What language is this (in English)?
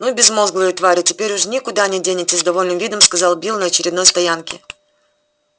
Russian